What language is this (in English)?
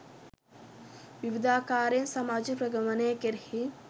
Sinhala